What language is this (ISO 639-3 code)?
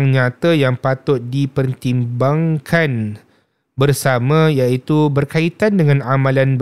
msa